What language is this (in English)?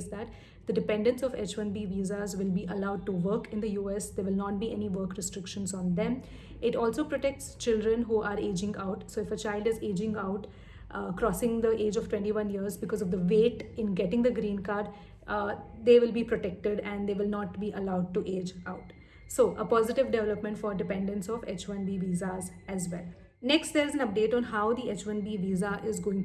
English